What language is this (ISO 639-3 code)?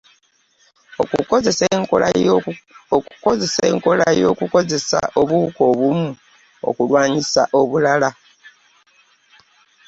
lug